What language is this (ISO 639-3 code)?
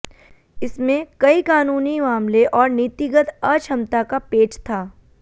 hin